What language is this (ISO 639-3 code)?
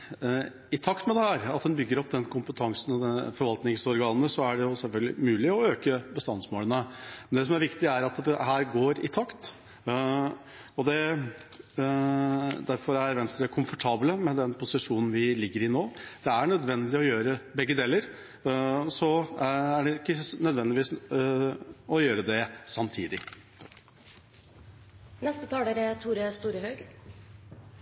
nor